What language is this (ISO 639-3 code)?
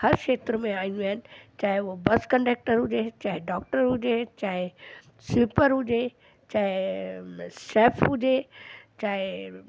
snd